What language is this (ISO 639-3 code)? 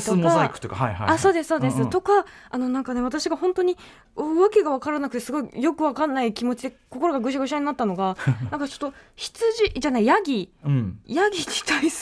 jpn